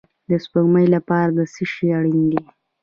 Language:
Pashto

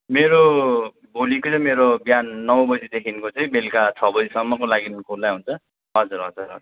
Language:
Nepali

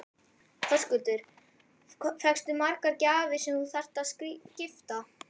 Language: Icelandic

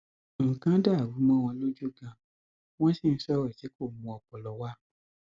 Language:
Yoruba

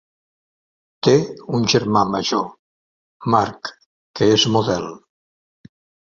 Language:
Catalan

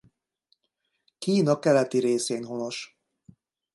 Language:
Hungarian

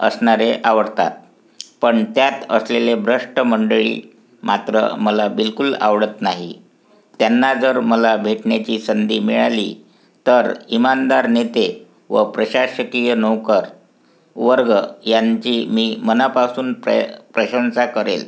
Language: Marathi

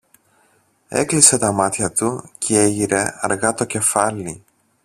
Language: Greek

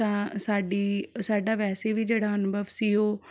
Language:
Punjabi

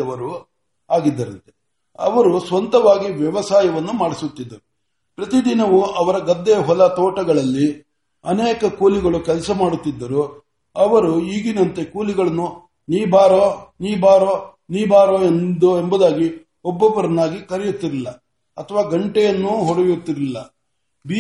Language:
Kannada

